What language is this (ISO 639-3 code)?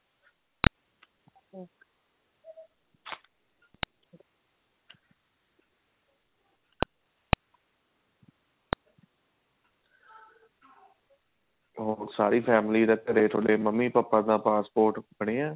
pan